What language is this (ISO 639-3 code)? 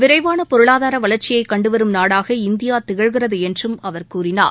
tam